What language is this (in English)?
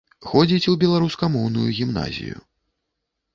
Belarusian